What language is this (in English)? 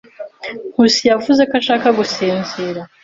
Kinyarwanda